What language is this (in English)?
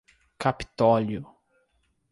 Portuguese